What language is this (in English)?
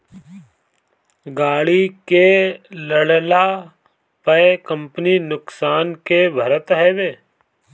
Bhojpuri